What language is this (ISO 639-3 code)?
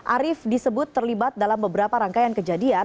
ind